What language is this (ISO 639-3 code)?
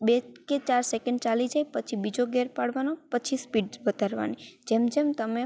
guj